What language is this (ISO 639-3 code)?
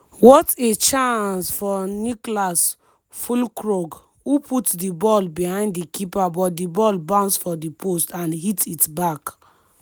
pcm